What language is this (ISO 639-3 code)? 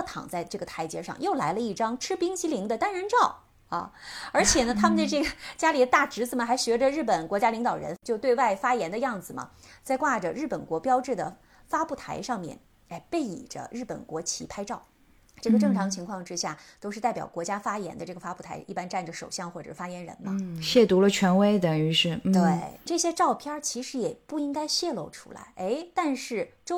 zho